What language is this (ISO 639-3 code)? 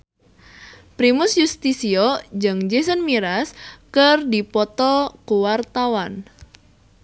sun